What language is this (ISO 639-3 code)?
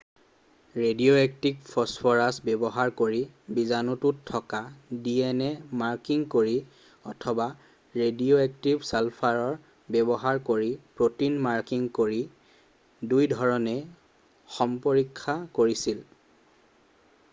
asm